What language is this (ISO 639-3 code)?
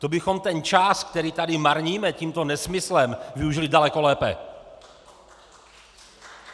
ces